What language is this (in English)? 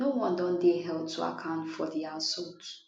Nigerian Pidgin